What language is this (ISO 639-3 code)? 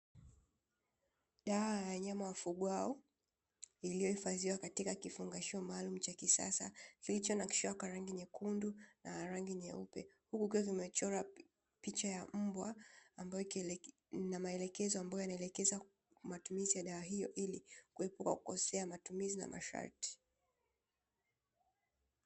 swa